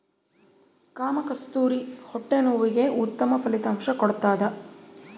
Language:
Kannada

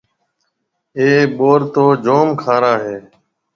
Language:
Marwari (Pakistan)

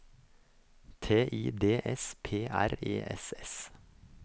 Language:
Norwegian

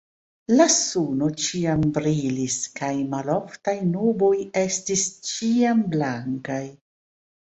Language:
Esperanto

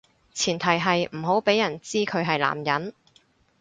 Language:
Cantonese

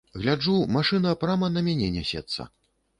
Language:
Belarusian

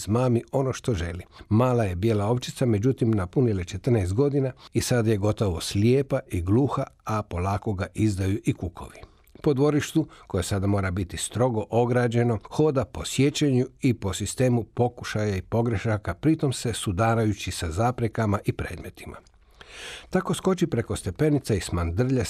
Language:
Croatian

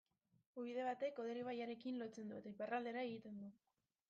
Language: Basque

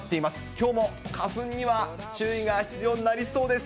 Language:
Japanese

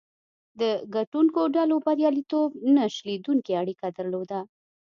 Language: Pashto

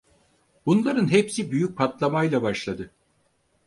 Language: Turkish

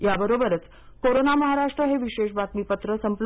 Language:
Marathi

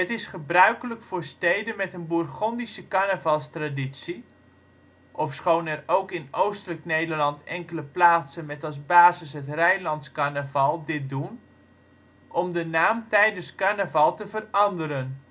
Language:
Dutch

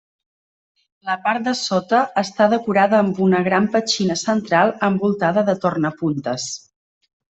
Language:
Catalan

